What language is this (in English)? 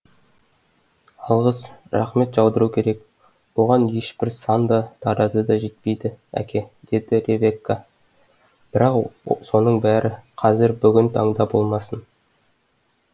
Kazakh